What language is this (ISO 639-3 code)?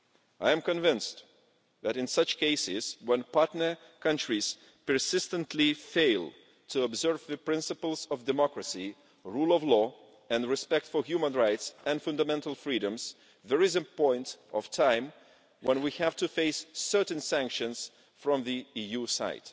eng